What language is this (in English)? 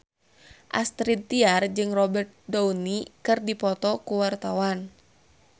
Sundanese